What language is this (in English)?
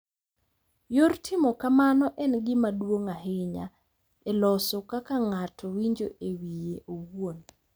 Luo (Kenya and Tanzania)